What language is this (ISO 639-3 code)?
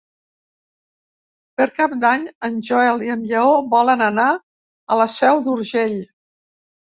cat